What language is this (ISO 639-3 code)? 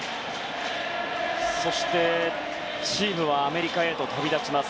jpn